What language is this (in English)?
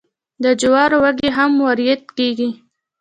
Pashto